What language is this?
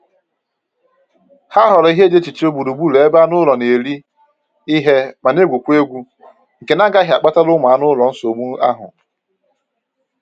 Igbo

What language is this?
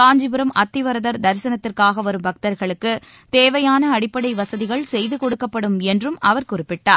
Tamil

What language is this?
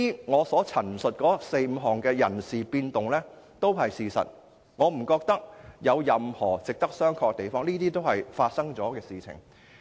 Cantonese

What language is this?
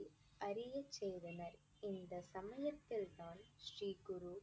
Tamil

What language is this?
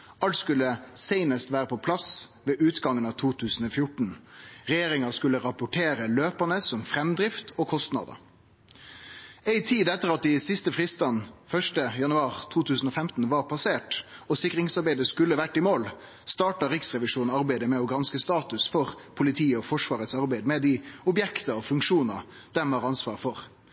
Norwegian Nynorsk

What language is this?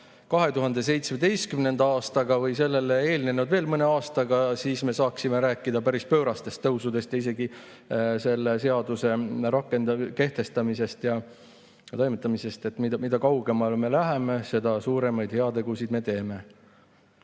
Estonian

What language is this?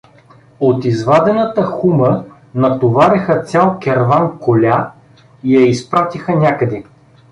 Bulgarian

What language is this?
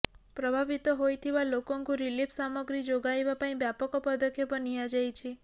Odia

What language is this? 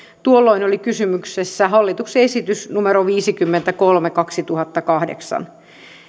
Finnish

